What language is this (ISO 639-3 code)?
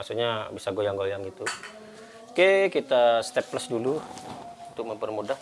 ind